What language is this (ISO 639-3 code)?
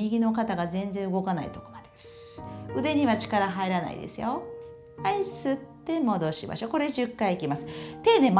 jpn